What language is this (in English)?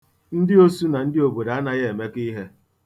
Igbo